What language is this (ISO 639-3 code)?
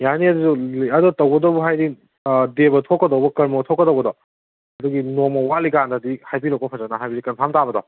mni